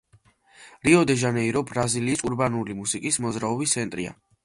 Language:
Georgian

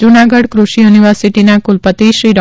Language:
Gujarati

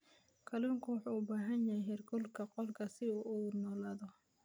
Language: Somali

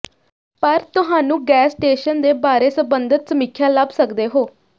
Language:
Punjabi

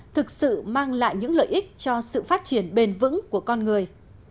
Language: Vietnamese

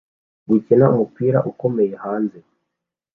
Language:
Kinyarwanda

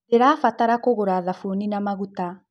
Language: Kikuyu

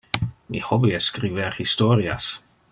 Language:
Interlingua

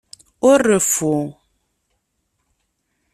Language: Kabyle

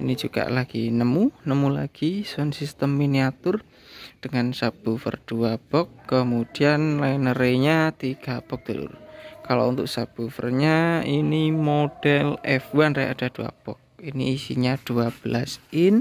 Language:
Indonesian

